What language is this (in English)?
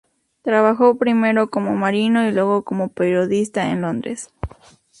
Spanish